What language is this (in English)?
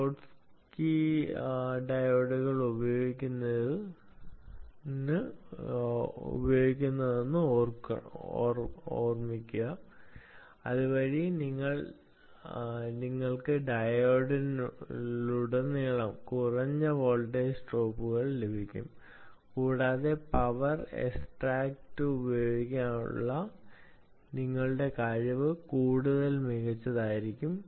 Malayalam